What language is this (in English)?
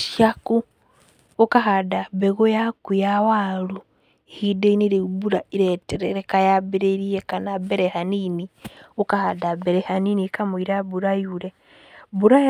Kikuyu